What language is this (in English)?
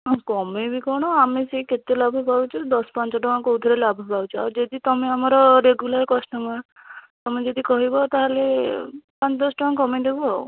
Odia